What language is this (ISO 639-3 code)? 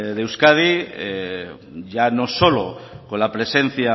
spa